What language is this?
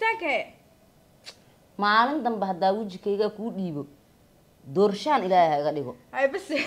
Arabic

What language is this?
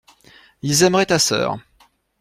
French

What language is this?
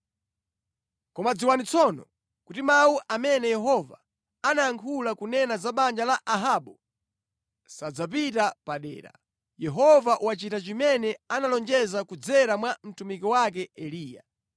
Nyanja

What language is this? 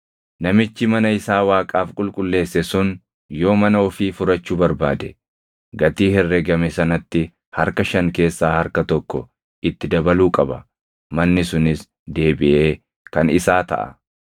Oromo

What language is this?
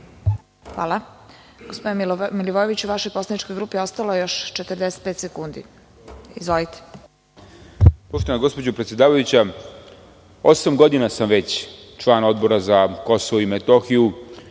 Serbian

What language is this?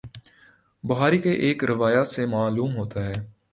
Urdu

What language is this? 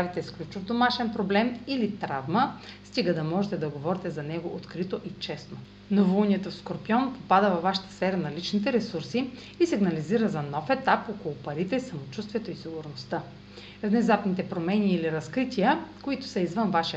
Bulgarian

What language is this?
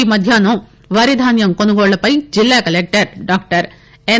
Telugu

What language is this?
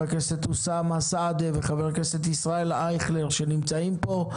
Hebrew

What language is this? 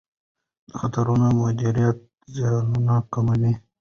Pashto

